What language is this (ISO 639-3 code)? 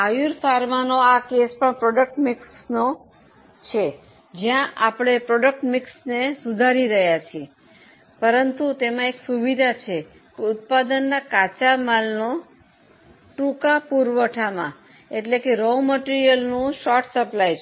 guj